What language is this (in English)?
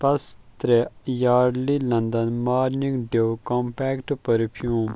Kashmiri